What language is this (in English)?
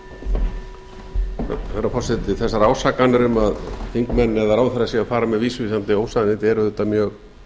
Icelandic